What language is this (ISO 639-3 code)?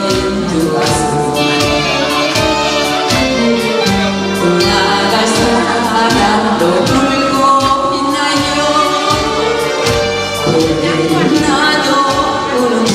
kor